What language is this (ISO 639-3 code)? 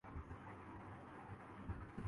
urd